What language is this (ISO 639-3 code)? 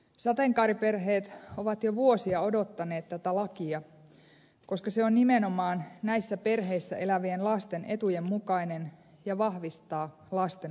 fin